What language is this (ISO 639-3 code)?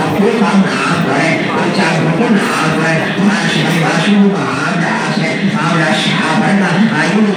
pol